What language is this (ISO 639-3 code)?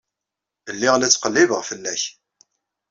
kab